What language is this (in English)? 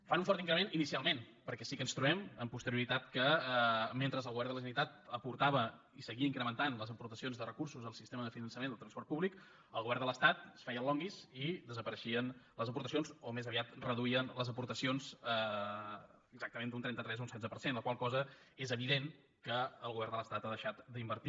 Catalan